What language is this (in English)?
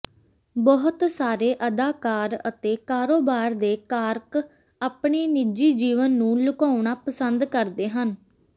Punjabi